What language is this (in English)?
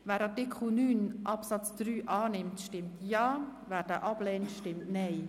Swiss German